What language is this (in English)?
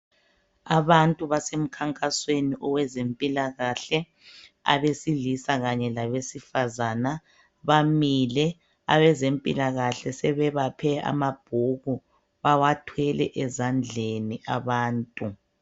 North Ndebele